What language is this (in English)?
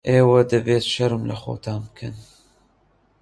Central Kurdish